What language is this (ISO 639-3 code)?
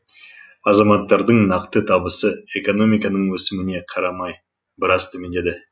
kaz